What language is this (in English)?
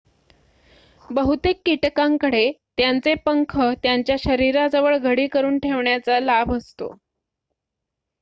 Marathi